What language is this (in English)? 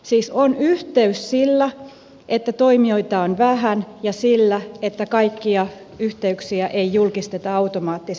Finnish